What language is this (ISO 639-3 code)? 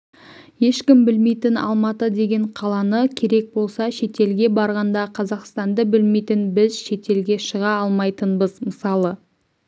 kaz